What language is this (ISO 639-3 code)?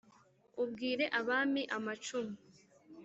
kin